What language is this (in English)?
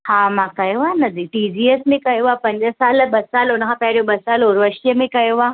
Sindhi